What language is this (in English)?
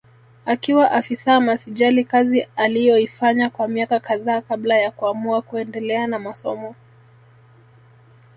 Swahili